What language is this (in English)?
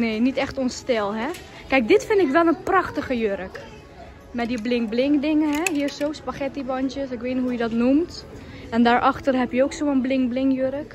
Dutch